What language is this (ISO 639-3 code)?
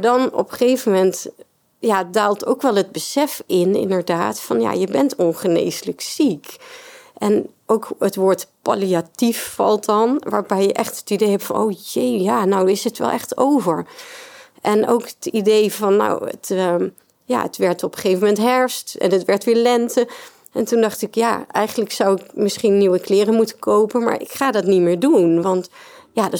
nld